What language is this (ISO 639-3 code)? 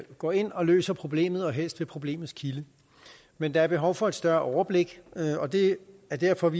dan